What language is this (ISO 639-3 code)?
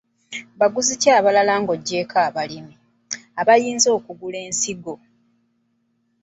lug